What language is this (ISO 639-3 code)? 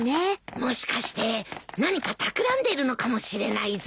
jpn